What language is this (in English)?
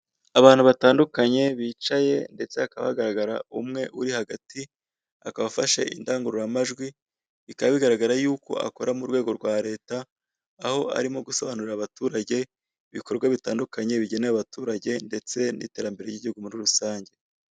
Kinyarwanda